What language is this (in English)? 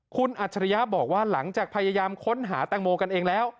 Thai